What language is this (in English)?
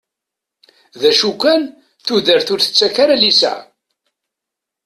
Kabyle